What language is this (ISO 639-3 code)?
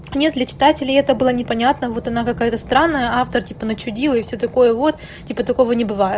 rus